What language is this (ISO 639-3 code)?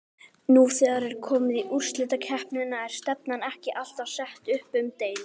isl